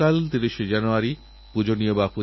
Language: Bangla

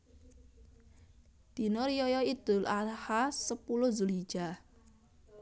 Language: Javanese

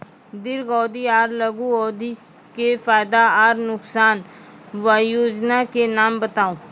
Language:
Maithili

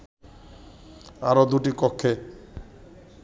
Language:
Bangla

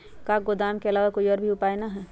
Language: Magahi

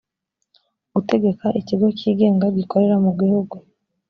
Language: Kinyarwanda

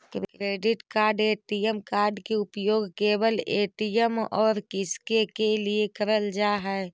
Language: Magahi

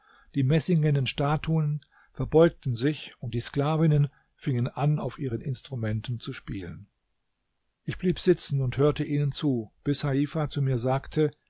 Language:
German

